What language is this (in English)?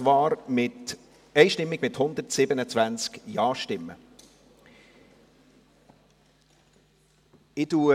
Swiss German